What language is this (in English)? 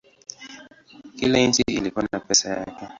Swahili